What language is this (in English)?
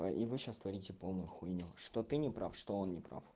Russian